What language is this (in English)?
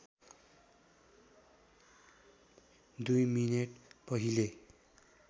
Nepali